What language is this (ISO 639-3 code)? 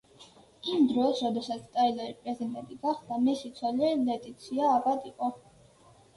kat